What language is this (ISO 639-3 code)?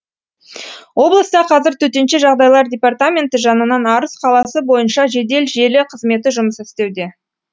kaz